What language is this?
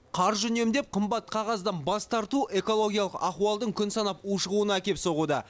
Kazakh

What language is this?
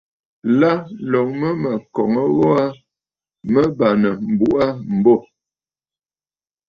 Bafut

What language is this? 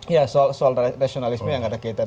Indonesian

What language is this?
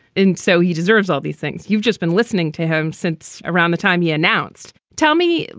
English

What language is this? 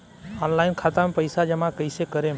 Bhojpuri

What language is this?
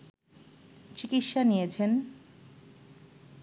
Bangla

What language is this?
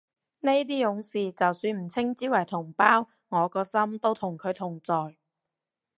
Cantonese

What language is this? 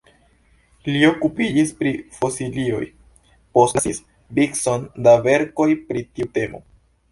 Esperanto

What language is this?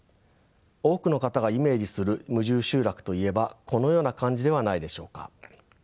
Japanese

